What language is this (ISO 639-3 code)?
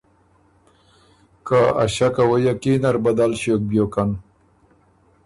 oru